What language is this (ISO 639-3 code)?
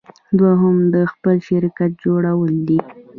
pus